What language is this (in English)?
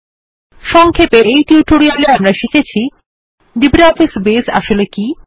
Bangla